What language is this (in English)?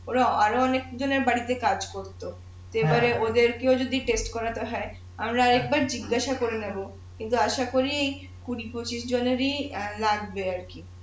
Bangla